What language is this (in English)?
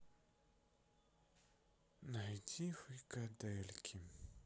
Russian